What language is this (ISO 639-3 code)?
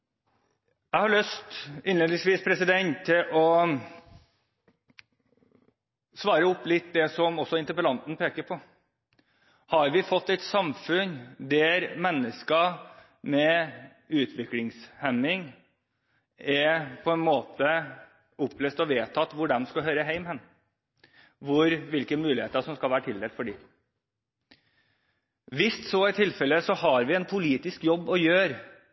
nob